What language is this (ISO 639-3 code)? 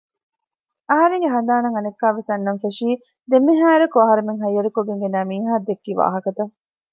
div